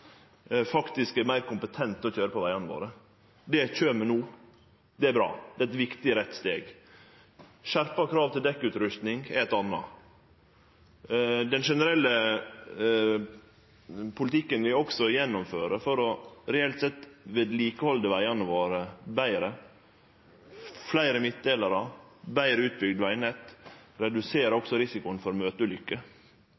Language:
Norwegian Nynorsk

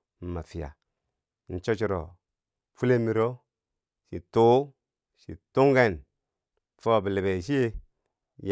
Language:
Bangwinji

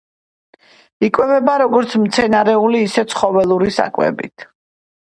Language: Georgian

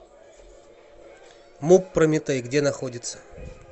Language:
Russian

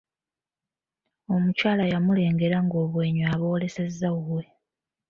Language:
Ganda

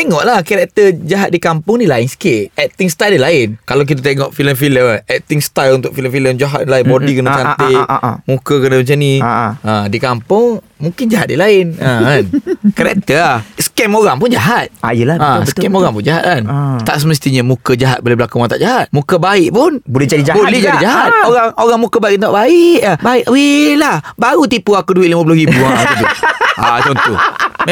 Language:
Malay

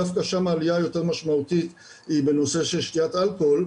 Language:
Hebrew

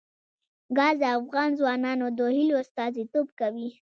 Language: Pashto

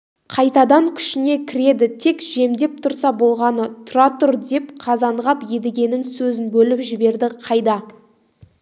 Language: Kazakh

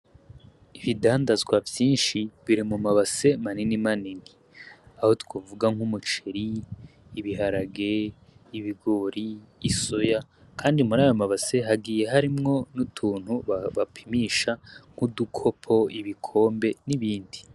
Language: Rundi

